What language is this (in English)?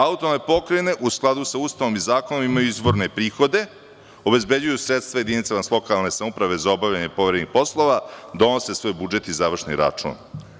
Serbian